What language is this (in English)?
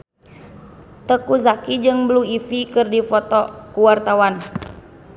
Sundanese